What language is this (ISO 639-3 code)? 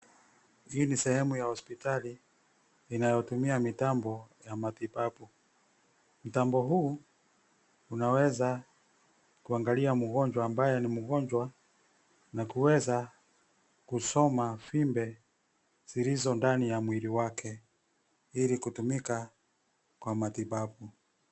swa